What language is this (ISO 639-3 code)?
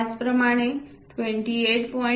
mar